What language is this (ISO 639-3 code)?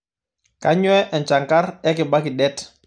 mas